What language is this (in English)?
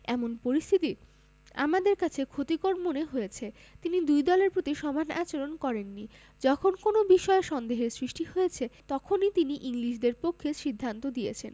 Bangla